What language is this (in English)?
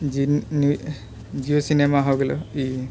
Maithili